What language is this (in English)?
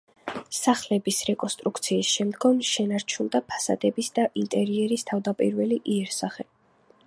Georgian